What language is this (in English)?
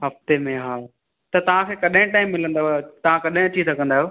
Sindhi